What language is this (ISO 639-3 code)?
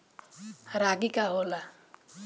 bho